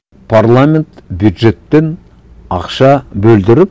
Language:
Kazakh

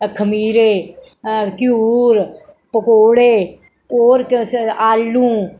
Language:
Dogri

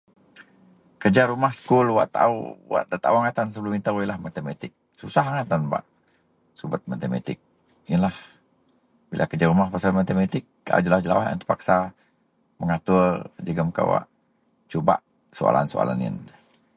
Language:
Central Melanau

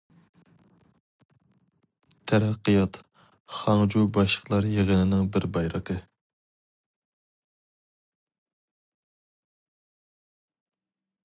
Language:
Uyghur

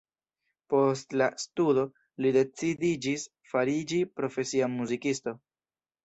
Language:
Esperanto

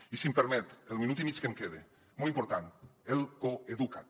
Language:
Catalan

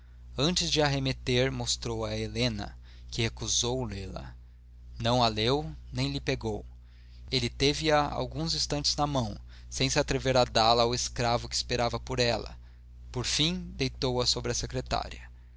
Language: Portuguese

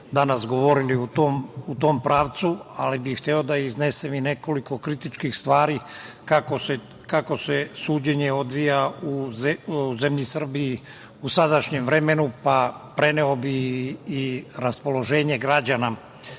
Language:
Serbian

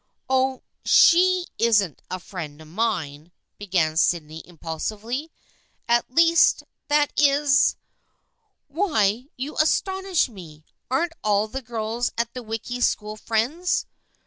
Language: English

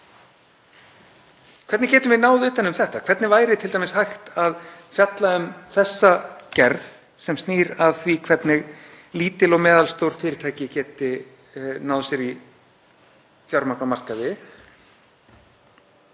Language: Icelandic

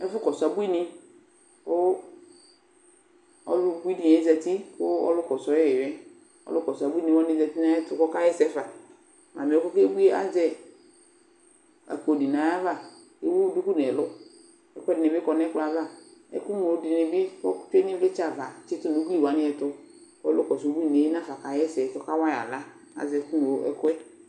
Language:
Ikposo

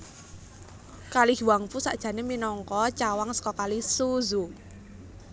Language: Javanese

